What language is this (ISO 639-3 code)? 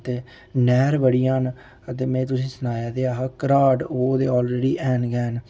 doi